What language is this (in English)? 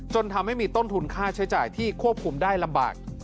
Thai